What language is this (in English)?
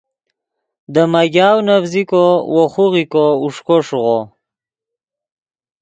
Yidgha